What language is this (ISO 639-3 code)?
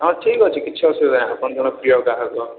ori